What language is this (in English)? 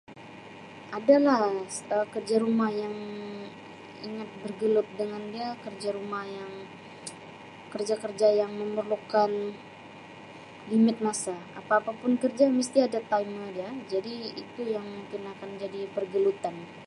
Sabah Malay